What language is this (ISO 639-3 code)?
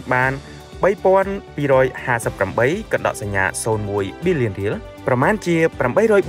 tha